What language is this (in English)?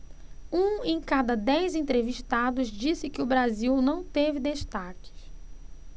Portuguese